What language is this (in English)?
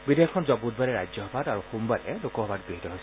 Assamese